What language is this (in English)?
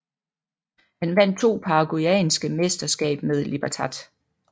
Danish